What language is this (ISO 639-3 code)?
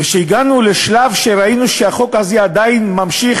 heb